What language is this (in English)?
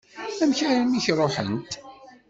Kabyle